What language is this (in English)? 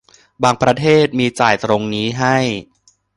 Thai